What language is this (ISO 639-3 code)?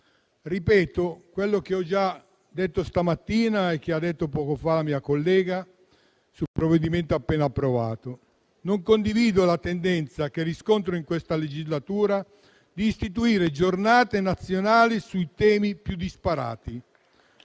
ita